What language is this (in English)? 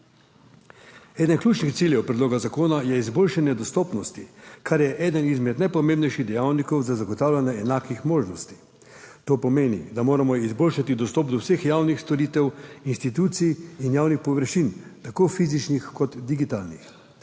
Slovenian